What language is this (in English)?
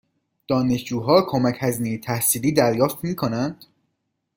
Persian